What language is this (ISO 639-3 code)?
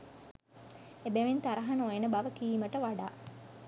sin